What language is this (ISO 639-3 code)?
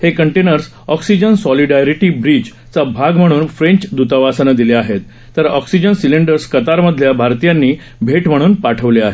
mar